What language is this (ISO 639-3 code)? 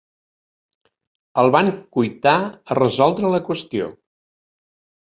cat